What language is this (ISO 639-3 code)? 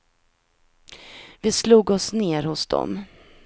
swe